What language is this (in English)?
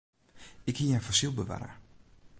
Western Frisian